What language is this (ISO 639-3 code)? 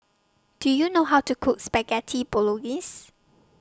eng